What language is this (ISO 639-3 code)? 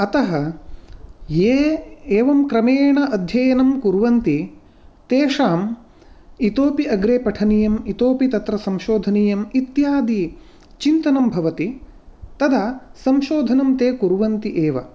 san